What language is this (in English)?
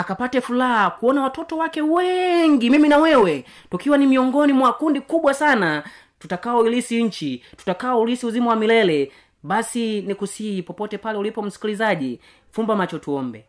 Swahili